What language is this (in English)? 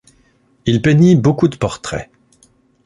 French